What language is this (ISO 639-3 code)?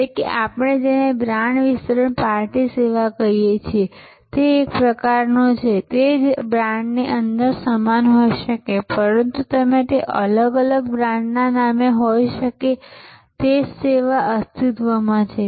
guj